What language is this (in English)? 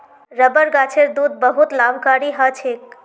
Magahi